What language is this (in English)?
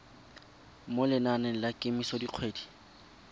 Tswana